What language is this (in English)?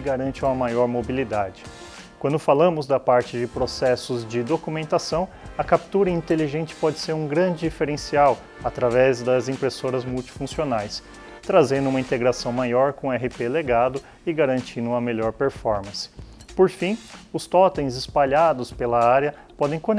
Portuguese